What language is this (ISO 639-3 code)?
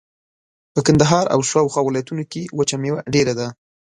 pus